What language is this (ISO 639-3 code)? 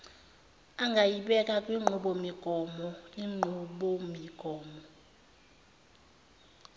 zul